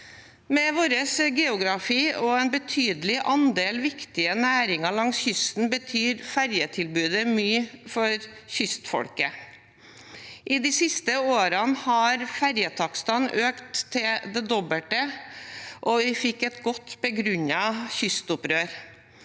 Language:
Norwegian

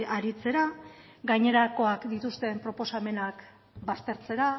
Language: Basque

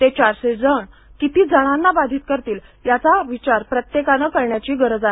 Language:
Marathi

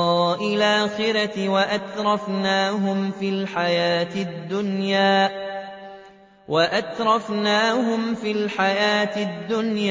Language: Arabic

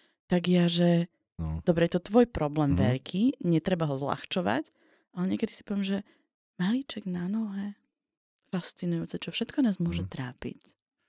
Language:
Slovak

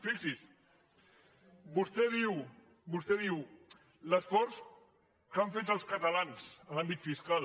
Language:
Catalan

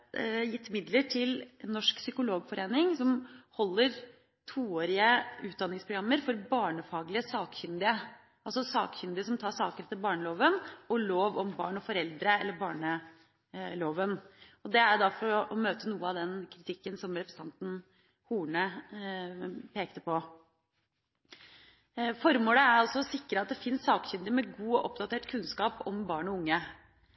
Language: Norwegian Bokmål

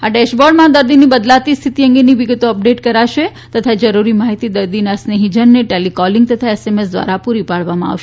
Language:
Gujarati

